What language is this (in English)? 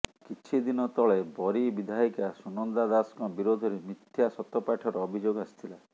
Odia